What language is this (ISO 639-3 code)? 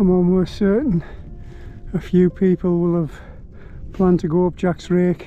eng